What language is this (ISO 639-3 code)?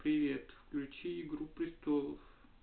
rus